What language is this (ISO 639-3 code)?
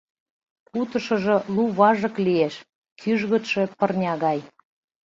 chm